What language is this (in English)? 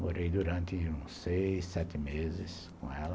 Portuguese